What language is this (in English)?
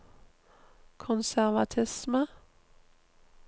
Norwegian